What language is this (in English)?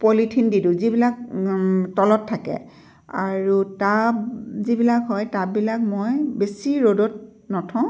Assamese